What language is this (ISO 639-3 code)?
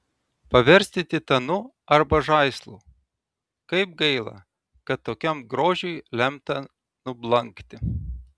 lit